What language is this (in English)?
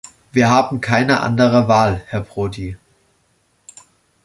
German